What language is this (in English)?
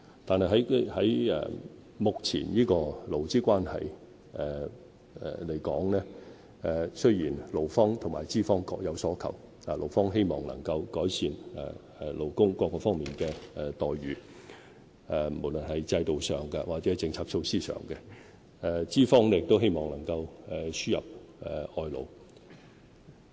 Cantonese